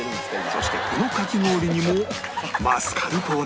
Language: Japanese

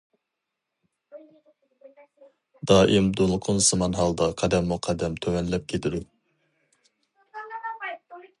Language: Uyghur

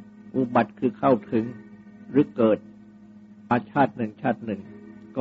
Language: Thai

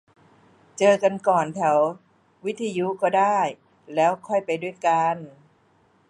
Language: Thai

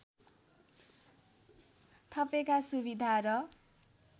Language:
Nepali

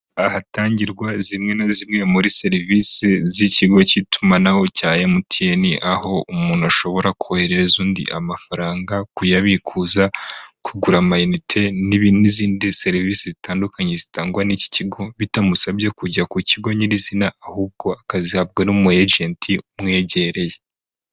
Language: Kinyarwanda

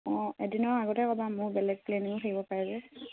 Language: Assamese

